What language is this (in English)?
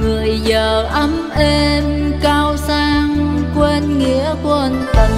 Vietnamese